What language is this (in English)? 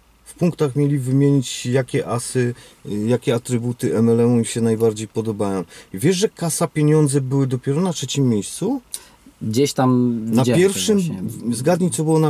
Polish